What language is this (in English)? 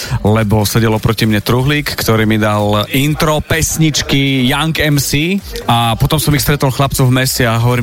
Slovak